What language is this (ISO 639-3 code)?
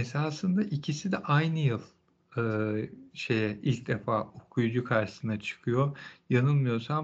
tur